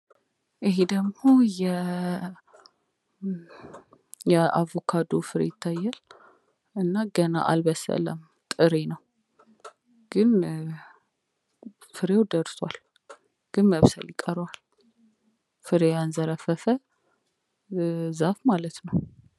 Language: Amharic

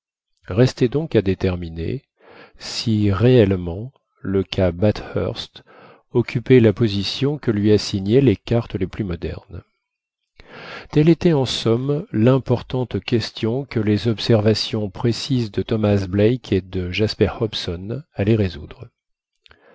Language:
French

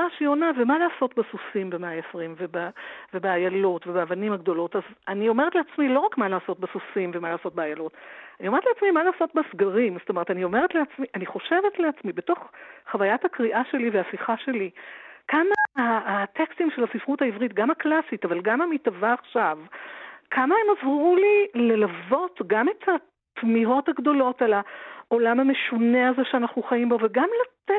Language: Hebrew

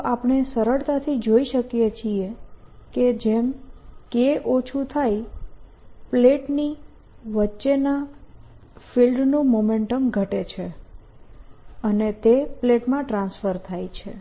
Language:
Gujarati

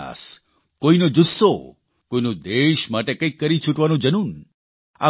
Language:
Gujarati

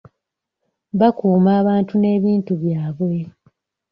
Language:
Ganda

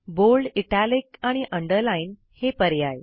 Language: Marathi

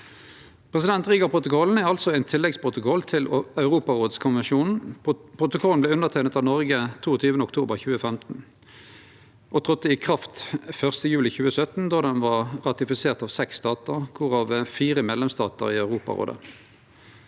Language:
Norwegian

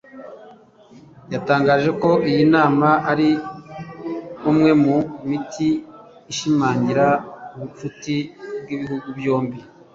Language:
Kinyarwanda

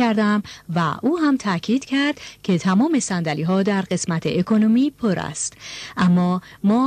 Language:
Persian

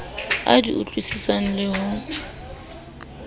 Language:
Southern Sotho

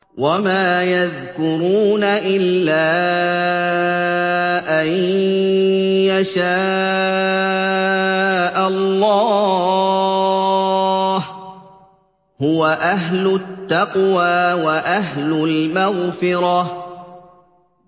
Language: Arabic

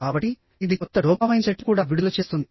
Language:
Telugu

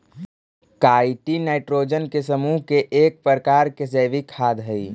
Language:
Magahi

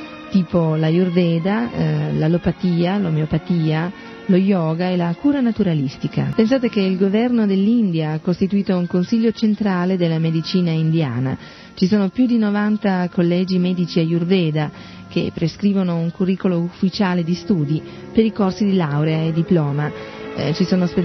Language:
Italian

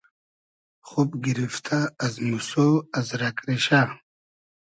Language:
Hazaragi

